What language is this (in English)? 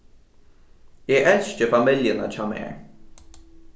Faroese